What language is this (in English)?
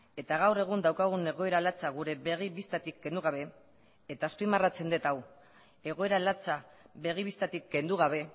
Basque